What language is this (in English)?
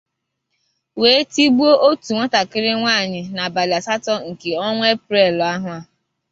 Igbo